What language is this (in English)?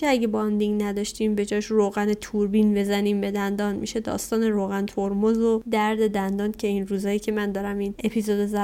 Persian